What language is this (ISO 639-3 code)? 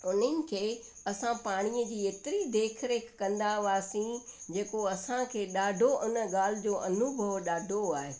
snd